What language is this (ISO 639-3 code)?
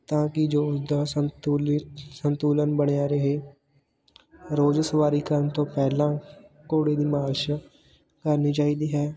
pan